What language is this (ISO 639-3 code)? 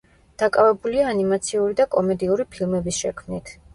kat